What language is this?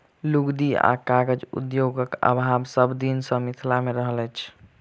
Maithili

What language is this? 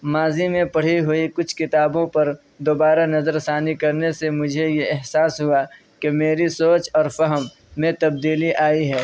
Urdu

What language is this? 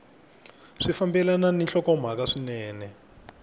Tsonga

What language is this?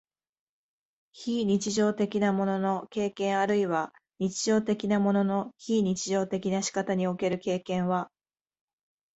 Japanese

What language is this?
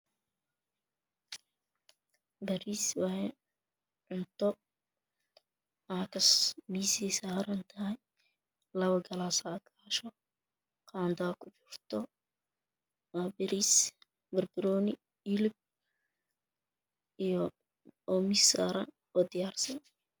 Somali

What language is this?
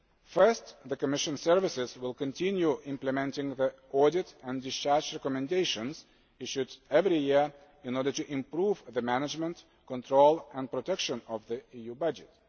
English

